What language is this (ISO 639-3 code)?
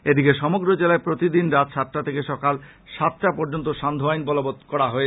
ben